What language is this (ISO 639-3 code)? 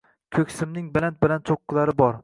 uzb